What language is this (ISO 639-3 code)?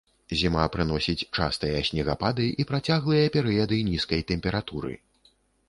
bel